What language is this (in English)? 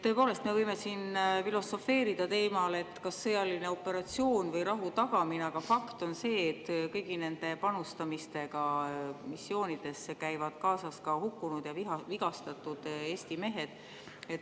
Estonian